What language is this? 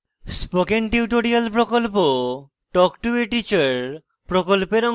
Bangla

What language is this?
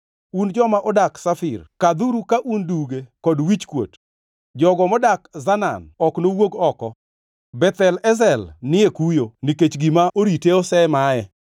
Luo (Kenya and Tanzania)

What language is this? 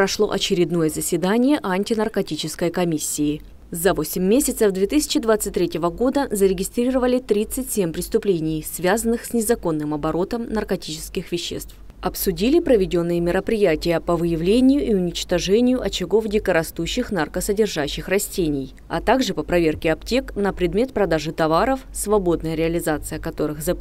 Russian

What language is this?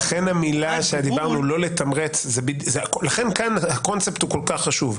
Hebrew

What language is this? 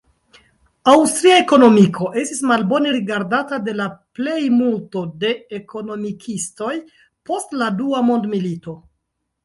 Esperanto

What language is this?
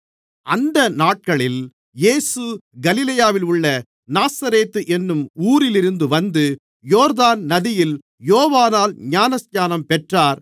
Tamil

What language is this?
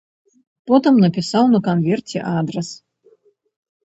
Belarusian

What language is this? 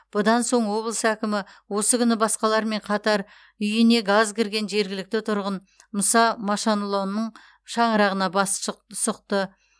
Kazakh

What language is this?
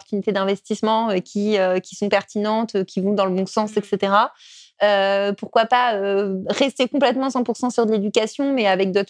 French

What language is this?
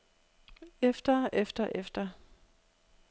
Danish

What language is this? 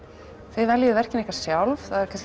Icelandic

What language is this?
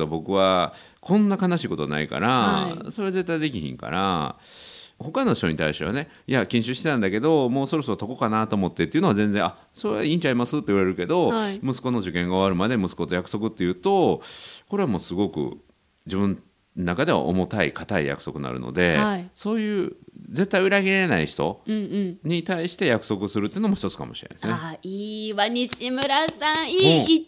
Japanese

